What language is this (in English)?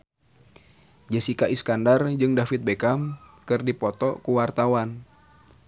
Sundanese